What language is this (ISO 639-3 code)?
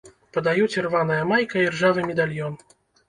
bel